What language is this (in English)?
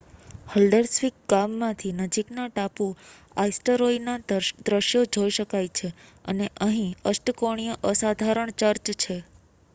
Gujarati